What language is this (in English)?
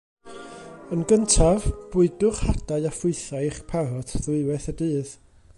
Welsh